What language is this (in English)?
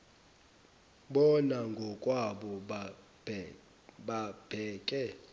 Zulu